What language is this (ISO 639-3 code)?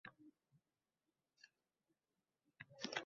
uzb